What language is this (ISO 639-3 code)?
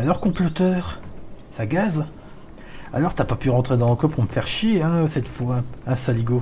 fra